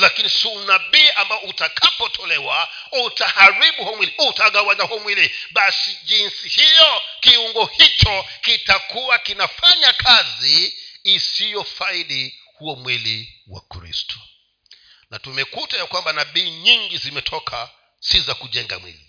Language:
Swahili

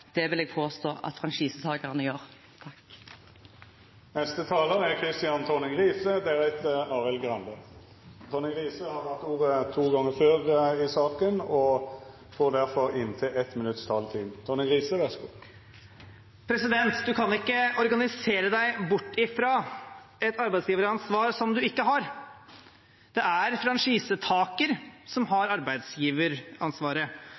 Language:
Norwegian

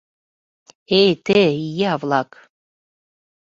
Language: Mari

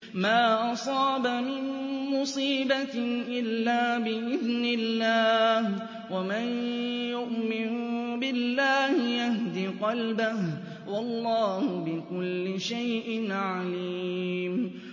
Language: Arabic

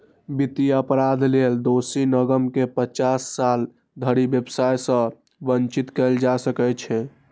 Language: Maithili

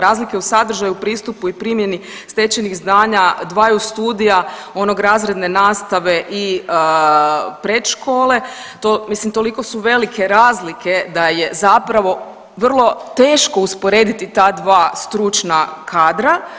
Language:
Croatian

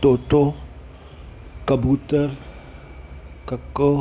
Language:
Sindhi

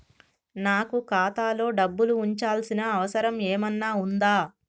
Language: Telugu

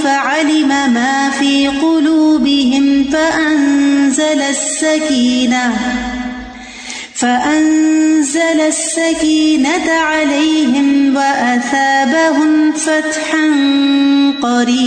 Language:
Urdu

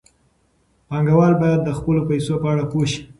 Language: Pashto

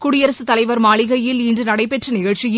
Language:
Tamil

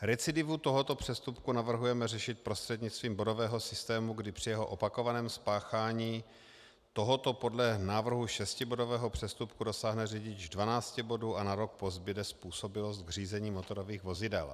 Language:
Czech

